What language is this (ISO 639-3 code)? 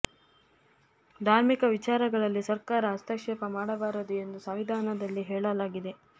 kan